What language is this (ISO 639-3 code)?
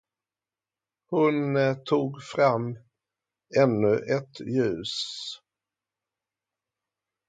swe